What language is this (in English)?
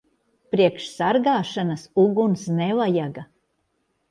Latvian